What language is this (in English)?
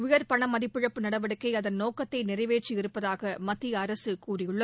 Tamil